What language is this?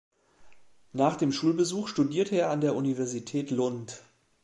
German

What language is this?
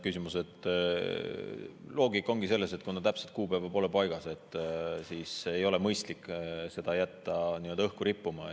Estonian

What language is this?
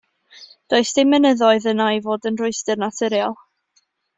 Welsh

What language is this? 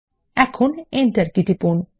Bangla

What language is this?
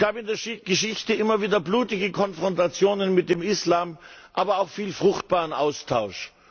German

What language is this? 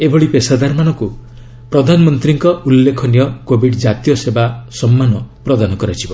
Odia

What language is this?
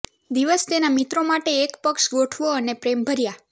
Gujarati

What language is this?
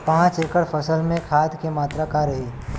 Bhojpuri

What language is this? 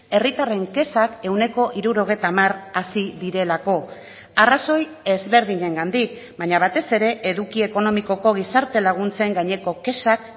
Basque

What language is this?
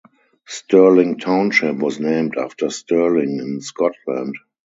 English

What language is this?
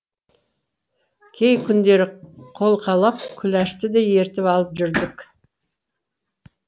Kazakh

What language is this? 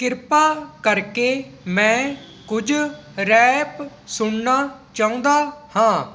Punjabi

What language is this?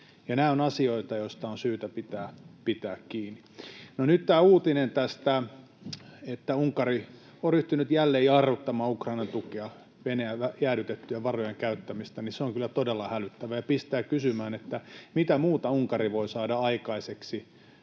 Finnish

